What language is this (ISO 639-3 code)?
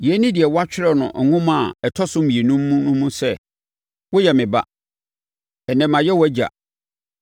aka